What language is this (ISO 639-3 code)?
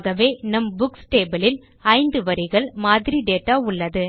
tam